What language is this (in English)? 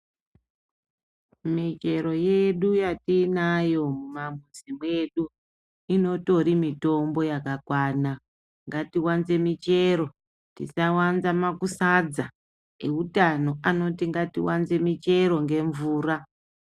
Ndau